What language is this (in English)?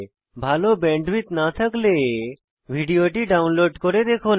Bangla